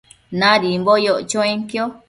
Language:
Matsés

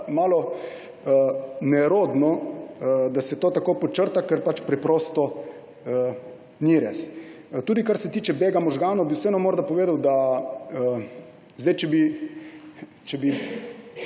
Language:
Slovenian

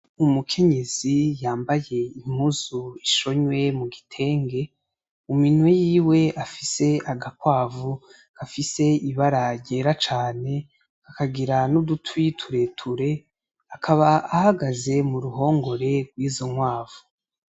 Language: Rundi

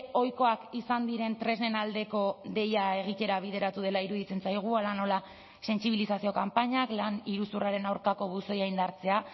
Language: Basque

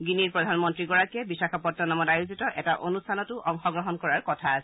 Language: Assamese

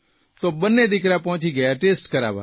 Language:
Gujarati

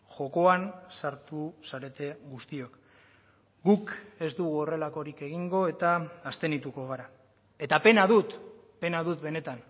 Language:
Basque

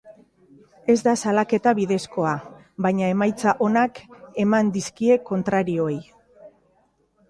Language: Basque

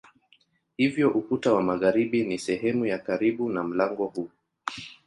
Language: Swahili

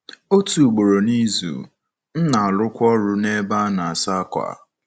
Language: Igbo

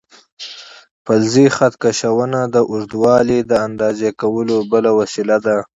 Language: Pashto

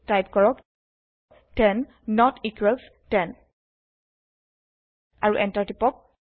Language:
Assamese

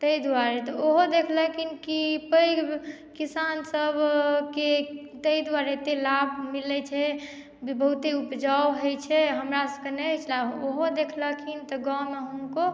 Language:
Maithili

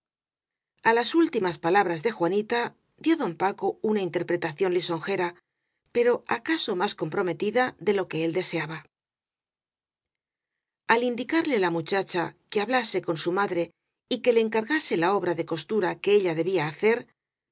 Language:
Spanish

